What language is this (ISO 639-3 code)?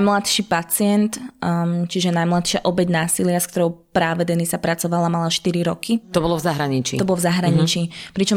slk